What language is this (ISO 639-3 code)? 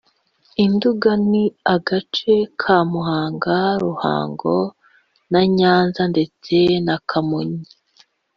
kin